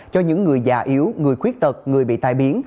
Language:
Vietnamese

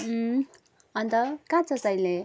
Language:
Nepali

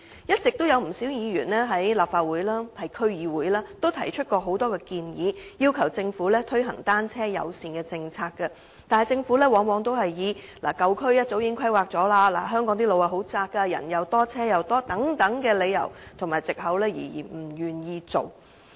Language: Cantonese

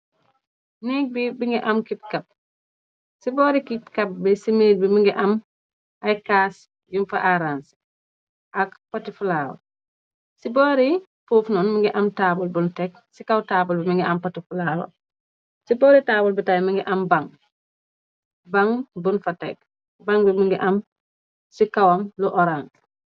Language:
Wolof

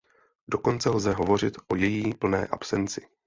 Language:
Czech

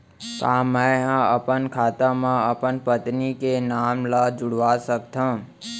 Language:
Chhattisgarhi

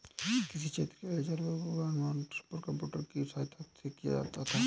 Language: Hindi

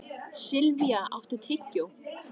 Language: Icelandic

